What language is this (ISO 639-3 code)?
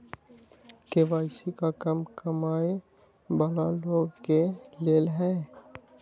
mag